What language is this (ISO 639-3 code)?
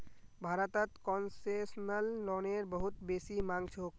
mag